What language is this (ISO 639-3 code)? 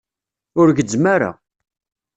kab